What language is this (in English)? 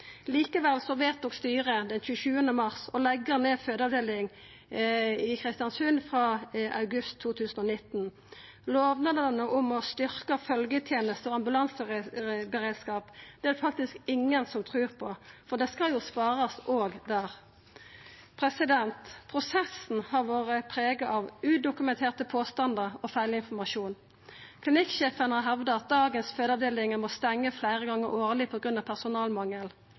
Norwegian Nynorsk